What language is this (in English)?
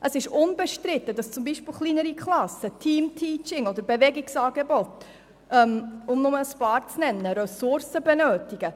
Swiss German